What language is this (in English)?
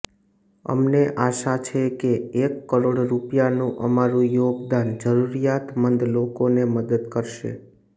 Gujarati